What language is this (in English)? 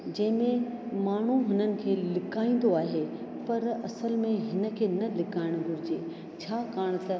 Sindhi